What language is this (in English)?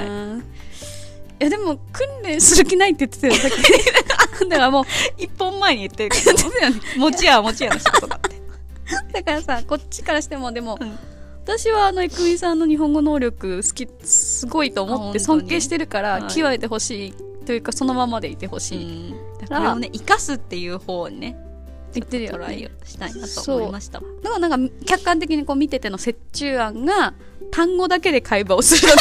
Japanese